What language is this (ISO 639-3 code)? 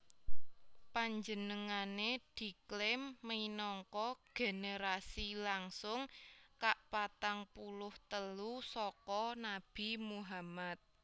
jav